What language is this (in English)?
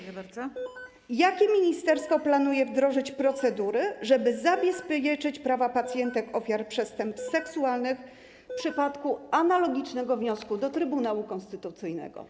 Polish